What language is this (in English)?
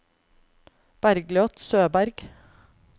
Norwegian